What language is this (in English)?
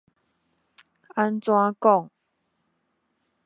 Min Nan Chinese